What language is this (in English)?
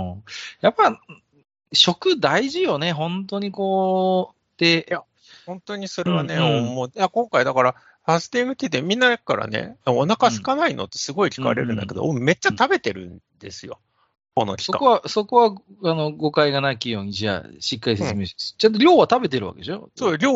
Japanese